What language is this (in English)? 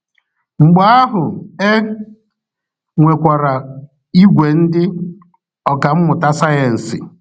Igbo